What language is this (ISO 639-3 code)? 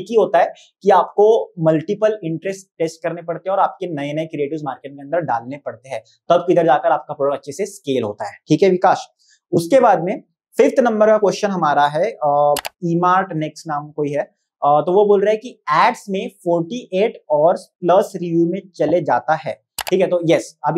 hin